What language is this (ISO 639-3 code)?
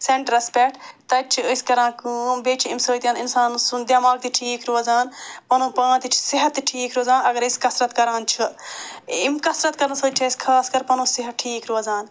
kas